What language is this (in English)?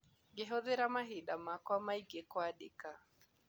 Kikuyu